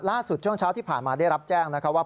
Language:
Thai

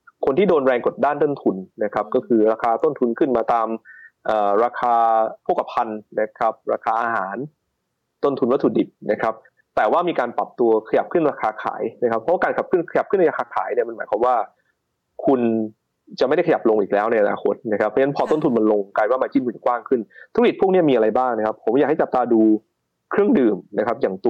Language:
Thai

